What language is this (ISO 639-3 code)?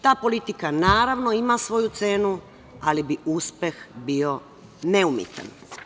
srp